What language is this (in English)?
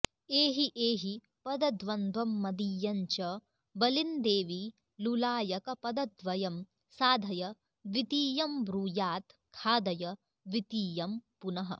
Sanskrit